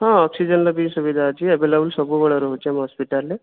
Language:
Odia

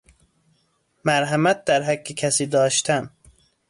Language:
Persian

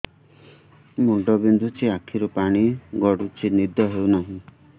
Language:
Odia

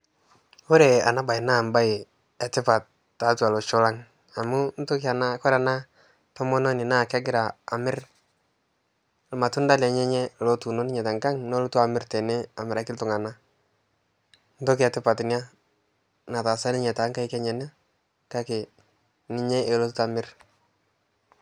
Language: Masai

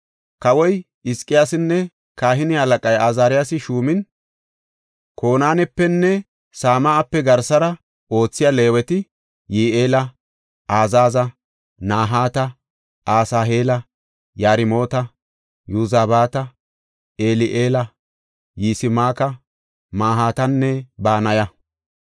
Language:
Gofa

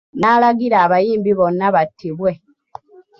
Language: Ganda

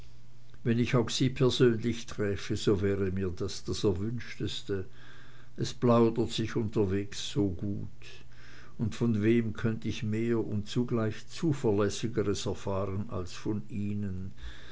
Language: German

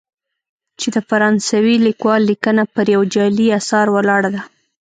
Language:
Pashto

